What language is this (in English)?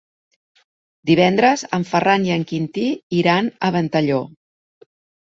Catalan